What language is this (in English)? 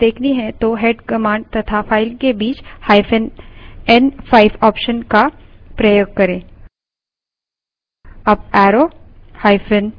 Hindi